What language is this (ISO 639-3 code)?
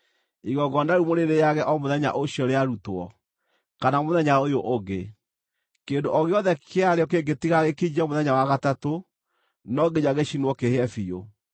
kik